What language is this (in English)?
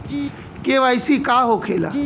Bhojpuri